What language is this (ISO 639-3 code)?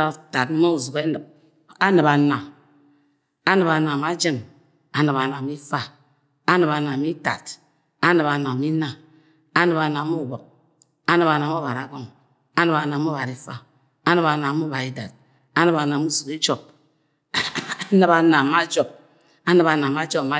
yay